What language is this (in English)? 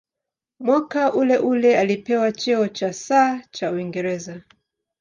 Swahili